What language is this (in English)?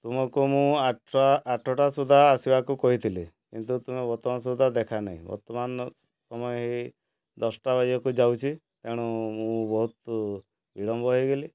Odia